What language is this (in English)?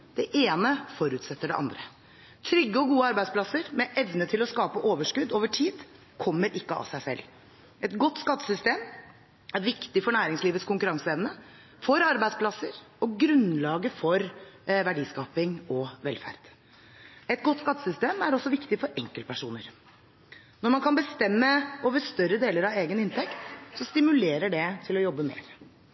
Norwegian Bokmål